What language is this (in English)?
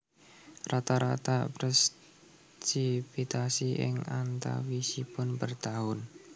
Javanese